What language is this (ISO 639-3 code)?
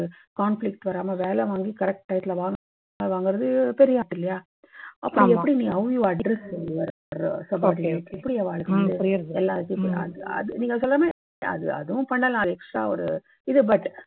tam